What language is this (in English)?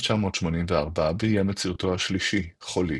Hebrew